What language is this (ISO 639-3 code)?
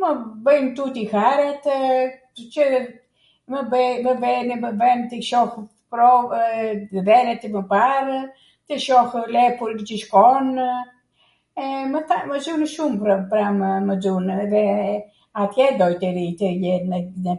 aat